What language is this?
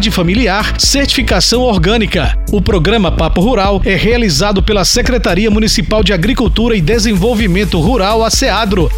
Portuguese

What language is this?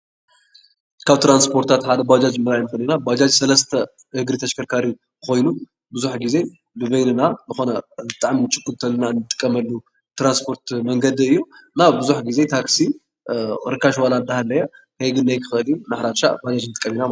Tigrinya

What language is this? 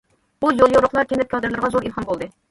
Uyghur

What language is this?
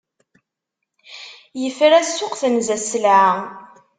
Kabyle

